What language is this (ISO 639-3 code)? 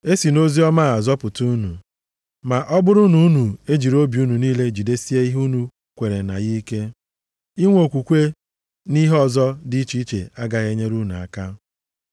ibo